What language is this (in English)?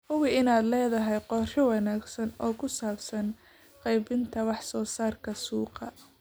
Somali